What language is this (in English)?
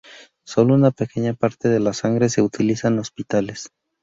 Spanish